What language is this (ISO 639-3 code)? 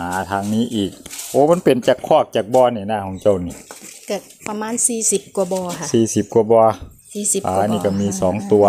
tha